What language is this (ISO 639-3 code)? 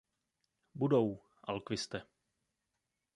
ces